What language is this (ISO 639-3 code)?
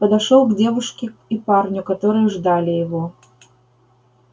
rus